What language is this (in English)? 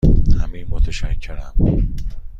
Persian